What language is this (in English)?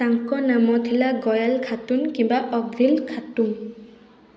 Odia